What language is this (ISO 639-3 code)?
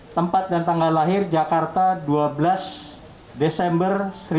ind